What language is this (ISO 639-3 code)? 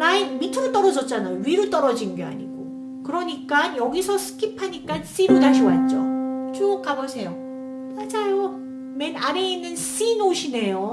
kor